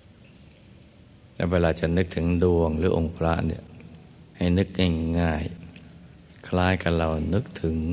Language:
Thai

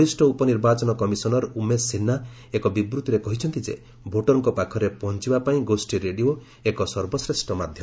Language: Odia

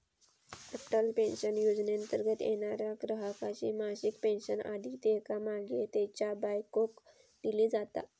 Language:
Marathi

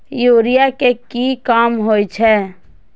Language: Maithili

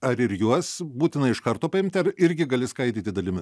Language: Lithuanian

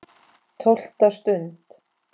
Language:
Icelandic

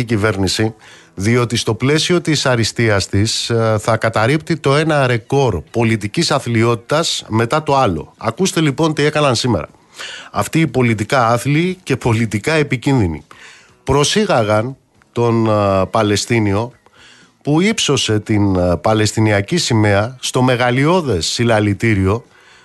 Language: Greek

